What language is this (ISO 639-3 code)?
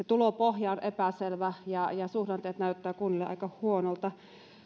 fin